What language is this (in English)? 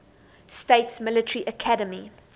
English